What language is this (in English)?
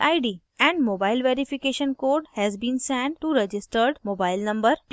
Hindi